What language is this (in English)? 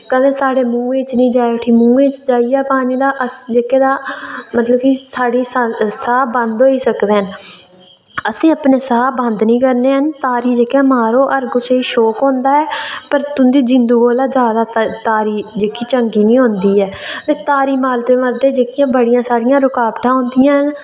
Dogri